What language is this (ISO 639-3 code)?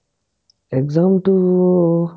asm